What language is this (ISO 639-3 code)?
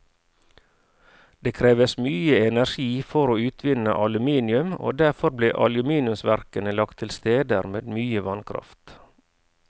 nor